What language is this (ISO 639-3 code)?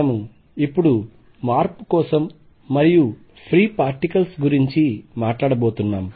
tel